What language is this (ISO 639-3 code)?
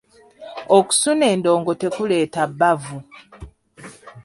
lug